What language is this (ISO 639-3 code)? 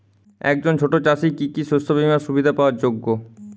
ben